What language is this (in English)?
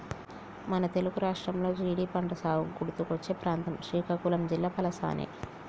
Telugu